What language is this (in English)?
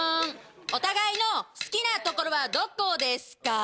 Japanese